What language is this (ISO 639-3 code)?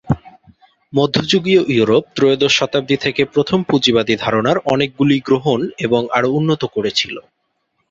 ben